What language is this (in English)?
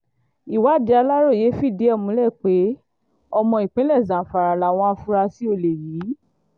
Yoruba